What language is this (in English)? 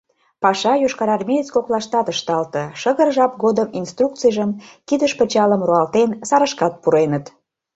Mari